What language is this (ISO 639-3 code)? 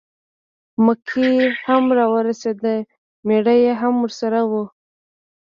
pus